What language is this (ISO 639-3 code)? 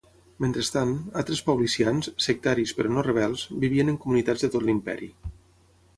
cat